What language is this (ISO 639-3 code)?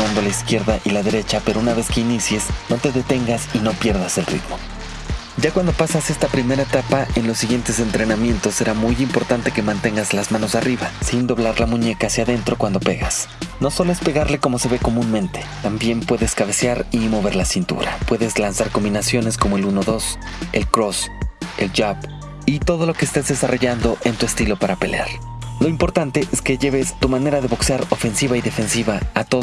spa